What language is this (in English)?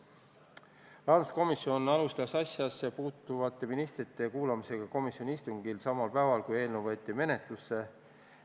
Estonian